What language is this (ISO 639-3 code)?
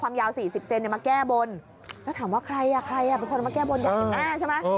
tha